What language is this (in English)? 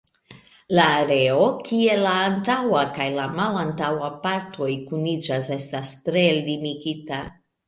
Esperanto